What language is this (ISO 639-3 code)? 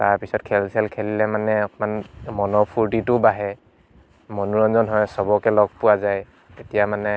asm